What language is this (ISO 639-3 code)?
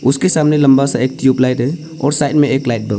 hin